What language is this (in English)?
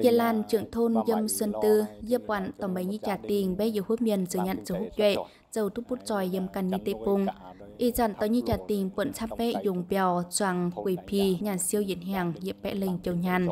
Vietnamese